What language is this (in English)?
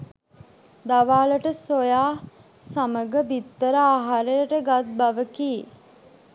Sinhala